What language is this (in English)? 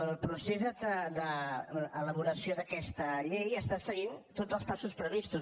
Catalan